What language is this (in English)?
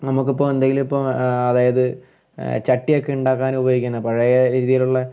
Malayalam